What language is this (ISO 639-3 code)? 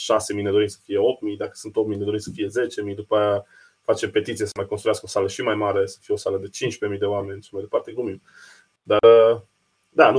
ron